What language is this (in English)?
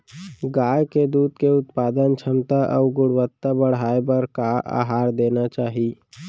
Chhattisgarhi